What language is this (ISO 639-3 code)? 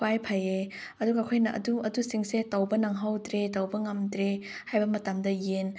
mni